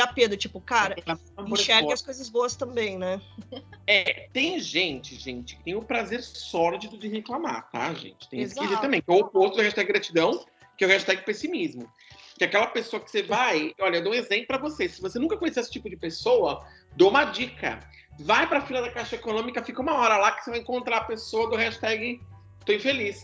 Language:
Portuguese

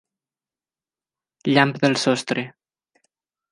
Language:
Catalan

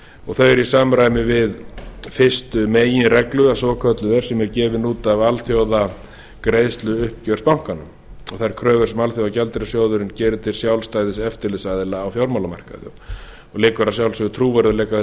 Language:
Icelandic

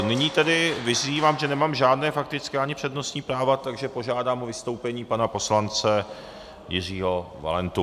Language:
Czech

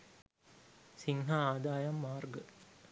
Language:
Sinhala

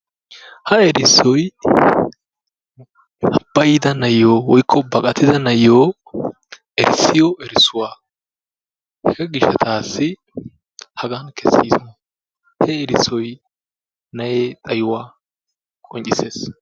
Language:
Wolaytta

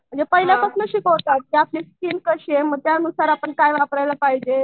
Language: Marathi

